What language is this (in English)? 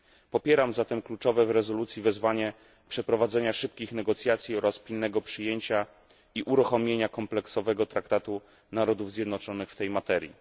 Polish